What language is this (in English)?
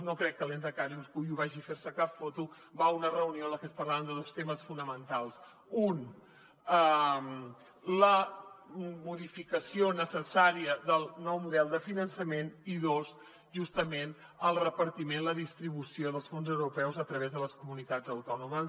Catalan